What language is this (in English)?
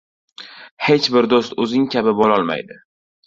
Uzbek